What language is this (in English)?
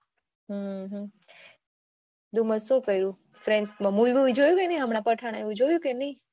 Gujarati